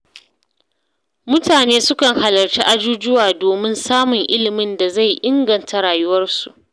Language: Hausa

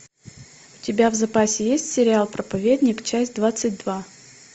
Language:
Russian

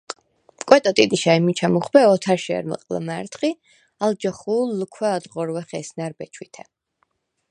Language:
Svan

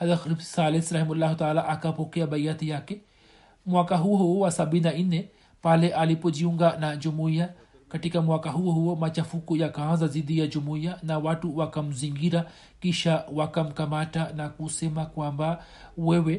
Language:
Swahili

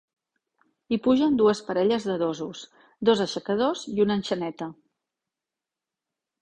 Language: Catalan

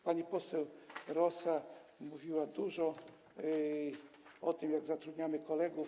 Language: Polish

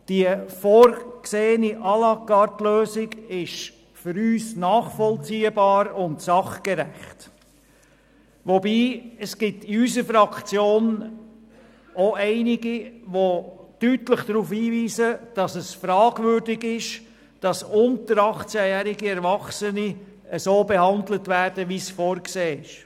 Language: Swiss German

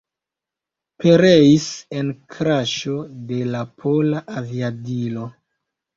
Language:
Esperanto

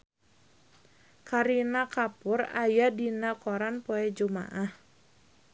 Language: Sundanese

